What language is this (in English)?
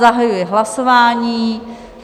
Czech